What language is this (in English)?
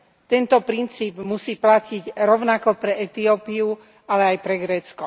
Slovak